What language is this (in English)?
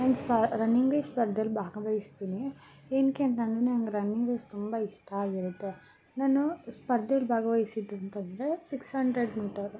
Kannada